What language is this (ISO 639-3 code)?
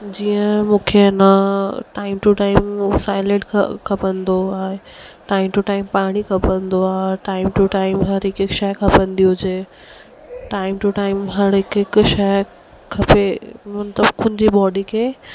snd